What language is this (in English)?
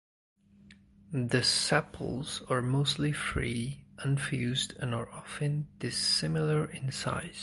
English